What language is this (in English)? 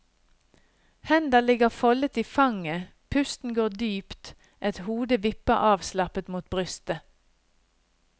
Norwegian